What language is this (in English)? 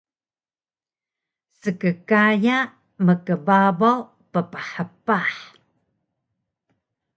Taroko